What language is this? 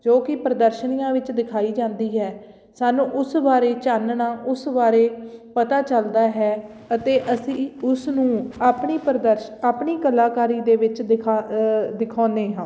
Punjabi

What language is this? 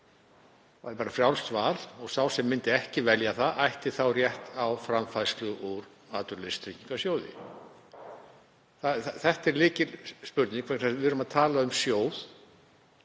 Icelandic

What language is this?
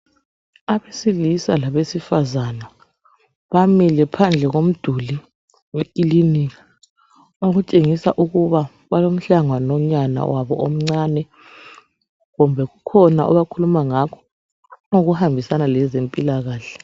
North Ndebele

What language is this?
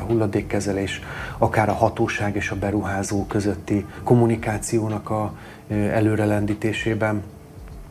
Hungarian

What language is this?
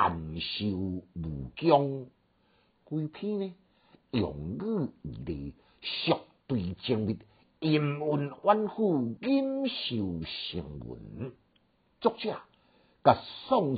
Chinese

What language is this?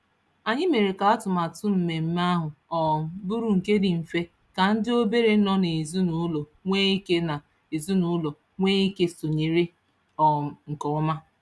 Igbo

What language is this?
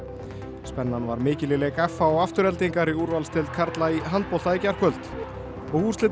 Icelandic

